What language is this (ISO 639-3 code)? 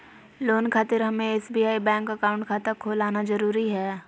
mag